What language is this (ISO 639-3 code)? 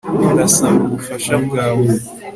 kin